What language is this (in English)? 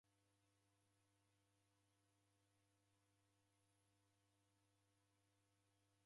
Taita